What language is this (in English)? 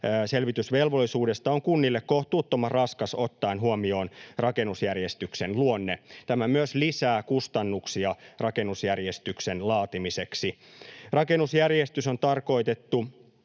Finnish